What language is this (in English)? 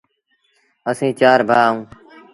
Sindhi Bhil